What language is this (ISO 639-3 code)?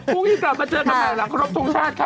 tha